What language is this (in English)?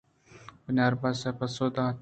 Eastern Balochi